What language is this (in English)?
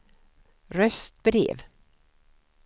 Swedish